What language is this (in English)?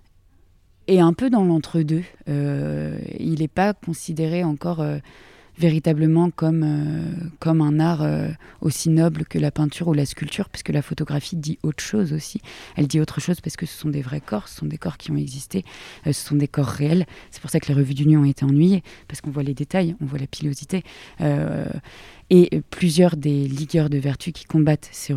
French